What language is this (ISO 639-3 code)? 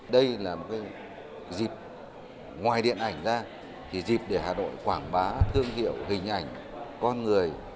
vie